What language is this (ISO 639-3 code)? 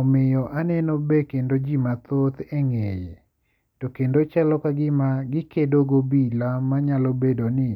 luo